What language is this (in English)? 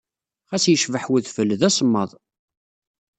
Kabyle